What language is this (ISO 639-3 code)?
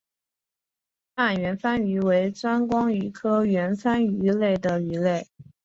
zho